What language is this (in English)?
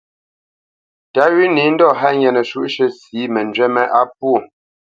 Bamenyam